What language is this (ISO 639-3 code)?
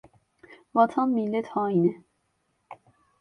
tur